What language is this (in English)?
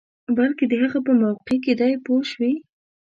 Pashto